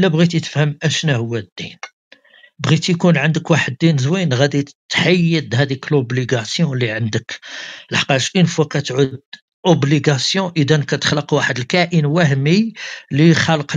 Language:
Arabic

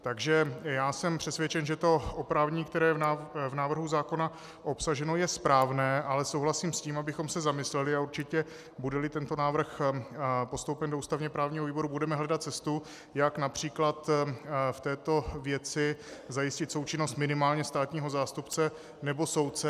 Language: Czech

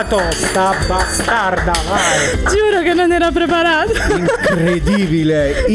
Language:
Italian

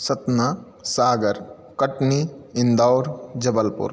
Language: Sanskrit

